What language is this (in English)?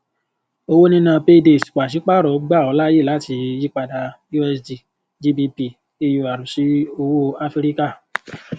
Yoruba